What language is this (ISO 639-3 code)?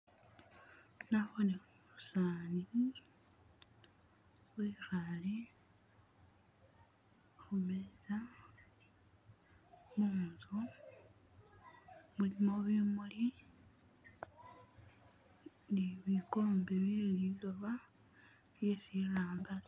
myx